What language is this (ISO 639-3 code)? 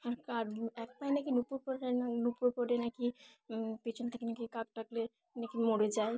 ben